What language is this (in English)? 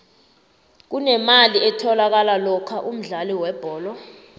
South Ndebele